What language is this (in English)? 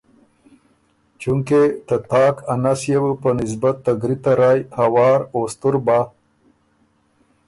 Ormuri